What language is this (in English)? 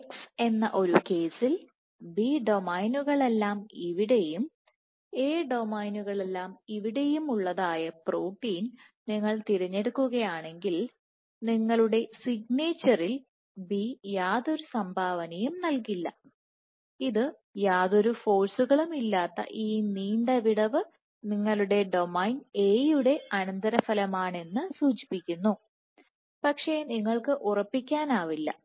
Malayalam